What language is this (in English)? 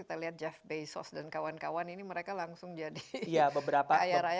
Indonesian